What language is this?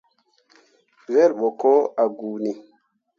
Mundang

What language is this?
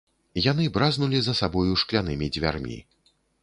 Belarusian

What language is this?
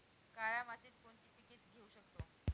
Marathi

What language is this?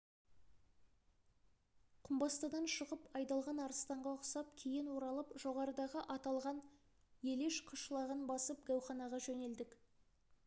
Kazakh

